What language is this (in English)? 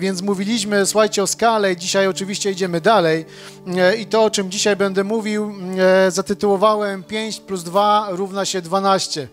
Polish